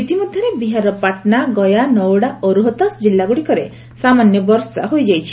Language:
Odia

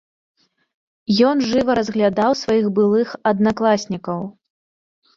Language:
Belarusian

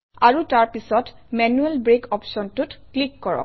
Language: Assamese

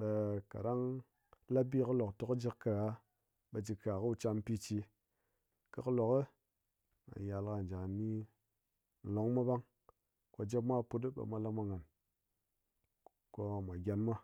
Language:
Ngas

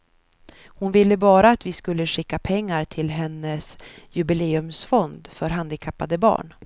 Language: Swedish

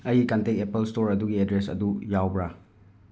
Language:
Manipuri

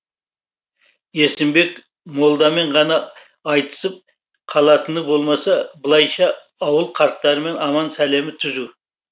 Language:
Kazakh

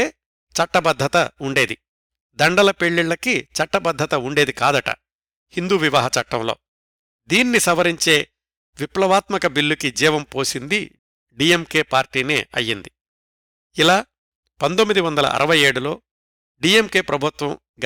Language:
Telugu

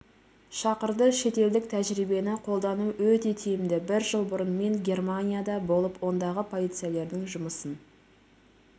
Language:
Kazakh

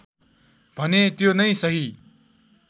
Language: Nepali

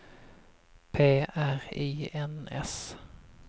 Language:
Swedish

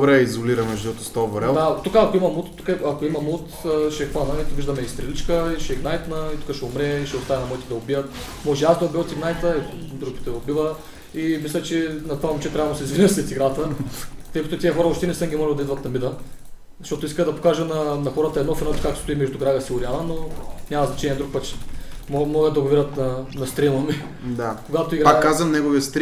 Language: Bulgarian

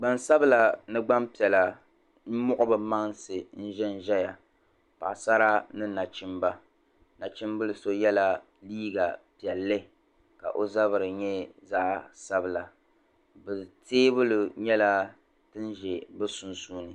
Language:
Dagbani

